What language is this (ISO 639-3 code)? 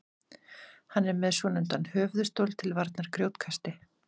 isl